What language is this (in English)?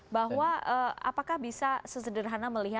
Indonesian